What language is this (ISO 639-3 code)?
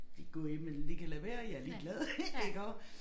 dan